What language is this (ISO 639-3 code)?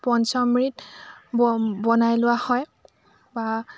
asm